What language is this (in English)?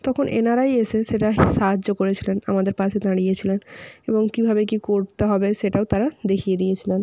Bangla